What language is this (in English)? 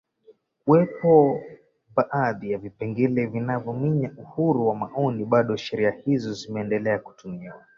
Swahili